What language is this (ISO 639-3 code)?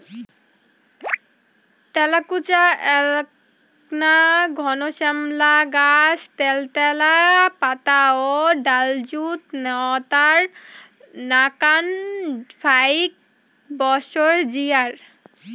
ben